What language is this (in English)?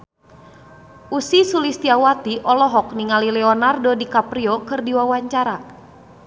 Sundanese